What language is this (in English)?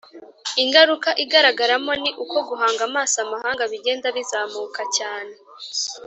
Kinyarwanda